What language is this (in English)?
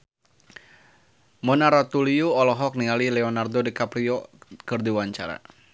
Sundanese